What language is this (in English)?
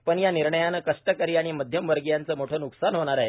Marathi